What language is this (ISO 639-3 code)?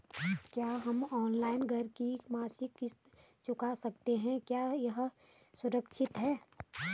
hin